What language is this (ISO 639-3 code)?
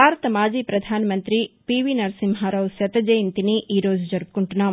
tel